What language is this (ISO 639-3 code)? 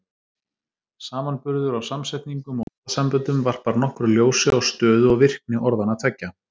isl